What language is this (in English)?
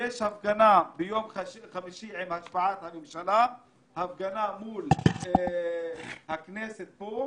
Hebrew